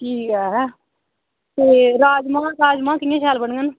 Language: Dogri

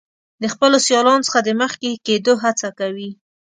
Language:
Pashto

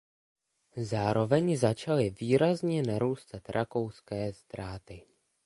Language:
Czech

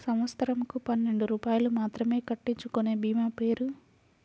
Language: Telugu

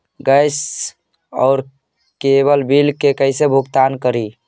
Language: Magahi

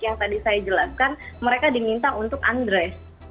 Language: Indonesian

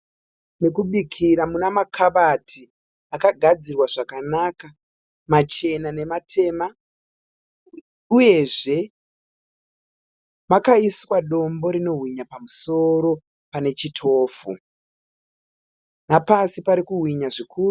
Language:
Shona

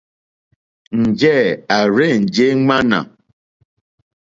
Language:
Mokpwe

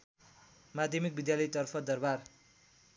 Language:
Nepali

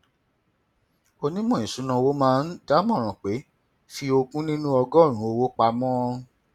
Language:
Yoruba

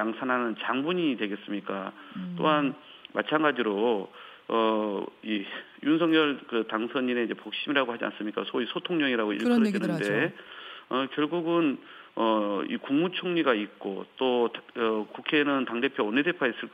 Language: Korean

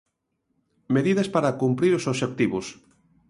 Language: Galician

